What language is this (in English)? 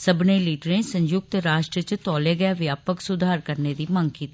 Dogri